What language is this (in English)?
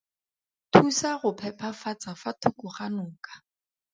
Tswana